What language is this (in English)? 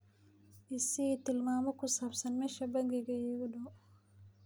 Somali